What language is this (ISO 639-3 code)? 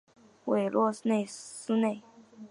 zho